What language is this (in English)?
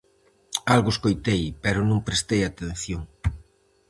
Galician